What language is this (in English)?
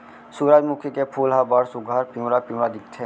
Chhattisgarhi